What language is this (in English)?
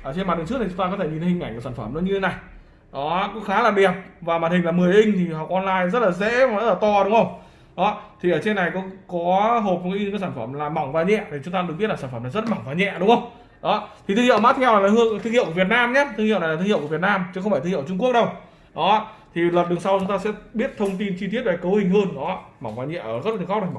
Vietnamese